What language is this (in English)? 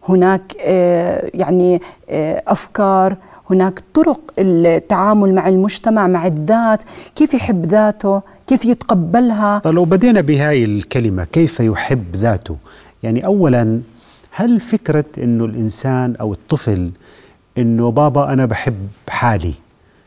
Arabic